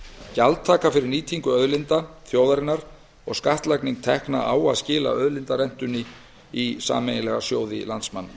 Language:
Icelandic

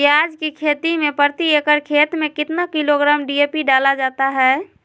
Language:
Magahi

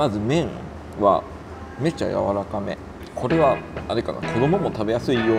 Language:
Japanese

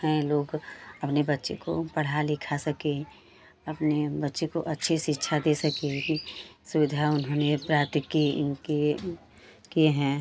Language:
Hindi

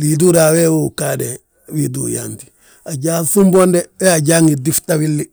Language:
Balanta-Ganja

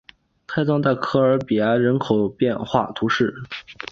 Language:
Chinese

